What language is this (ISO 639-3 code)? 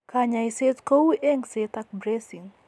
kln